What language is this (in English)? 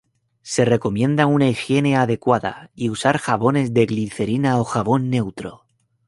Spanish